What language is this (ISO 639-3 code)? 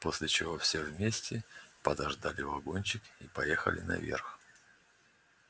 rus